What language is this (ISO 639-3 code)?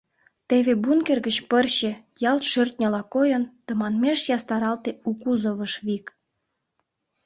chm